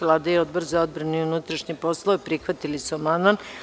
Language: Serbian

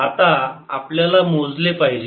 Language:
Marathi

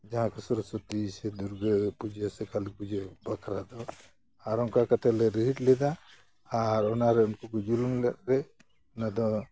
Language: Santali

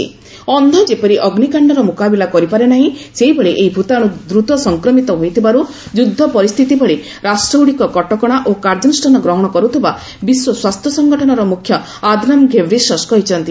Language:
Odia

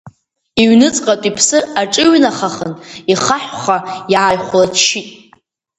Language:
Abkhazian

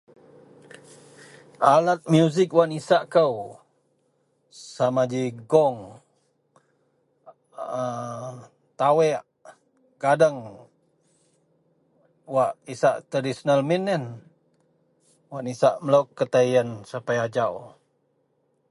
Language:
Central Melanau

